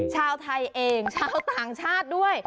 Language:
Thai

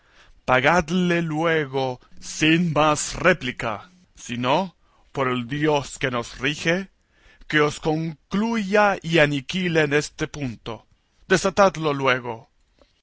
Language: Spanish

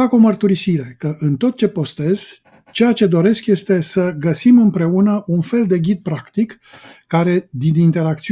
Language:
Romanian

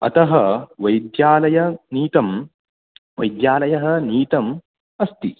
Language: Sanskrit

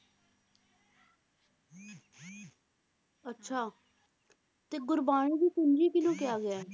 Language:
Punjabi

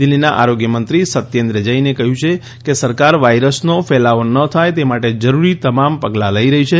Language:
Gujarati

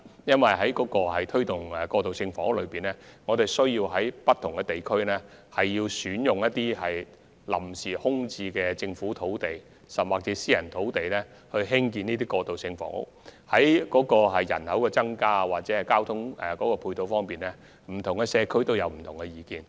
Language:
Cantonese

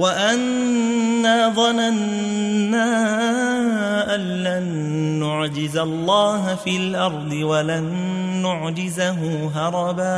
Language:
Arabic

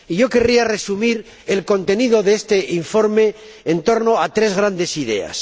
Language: Spanish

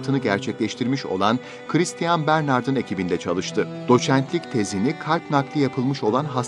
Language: Turkish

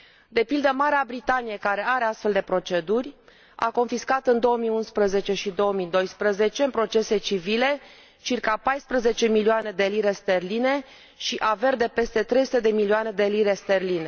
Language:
Romanian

